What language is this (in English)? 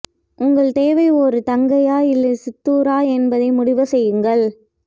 Tamil